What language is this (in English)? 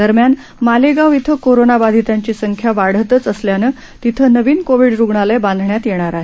Marathi